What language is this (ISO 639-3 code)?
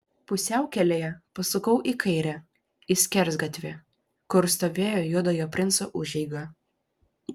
lit